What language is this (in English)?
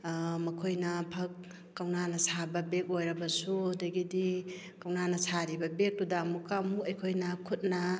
Manipuri